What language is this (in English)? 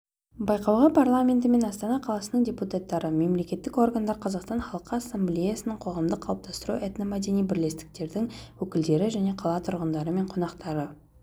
Kazakh